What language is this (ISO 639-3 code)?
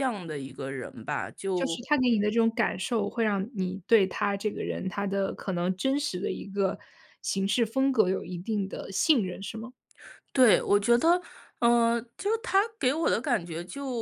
zho